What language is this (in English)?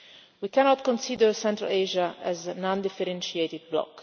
English